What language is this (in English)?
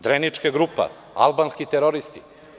Serbian